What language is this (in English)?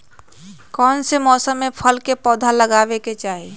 Magahi